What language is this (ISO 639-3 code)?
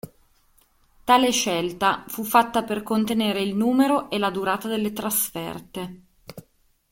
ita